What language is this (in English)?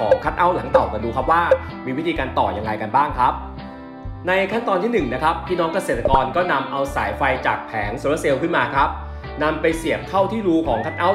Thai